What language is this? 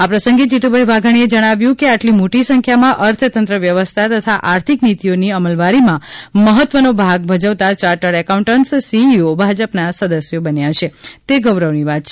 Gujarati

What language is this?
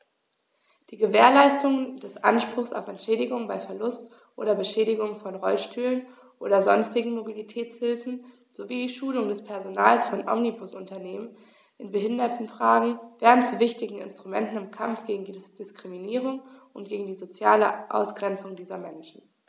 German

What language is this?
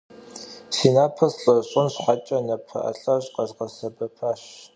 Kabardian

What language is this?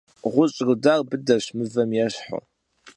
Kabardian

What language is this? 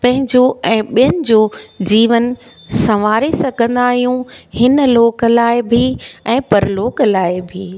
Sindhi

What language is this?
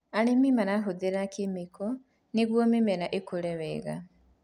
Kikuyu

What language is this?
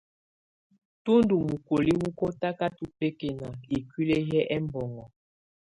Tunen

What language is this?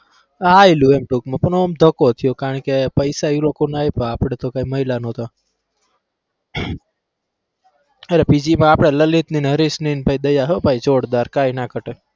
Gujarati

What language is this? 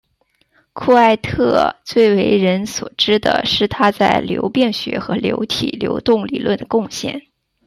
Chinese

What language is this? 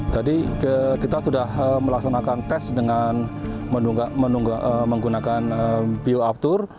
Indonesian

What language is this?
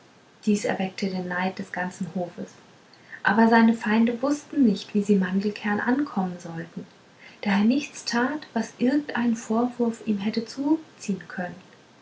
German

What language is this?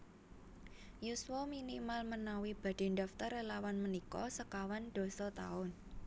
Javanese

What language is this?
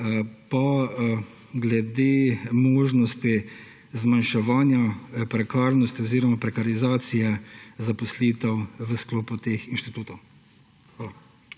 Slovenian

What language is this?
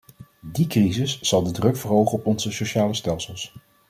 Dutch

